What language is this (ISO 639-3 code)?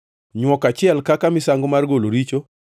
luo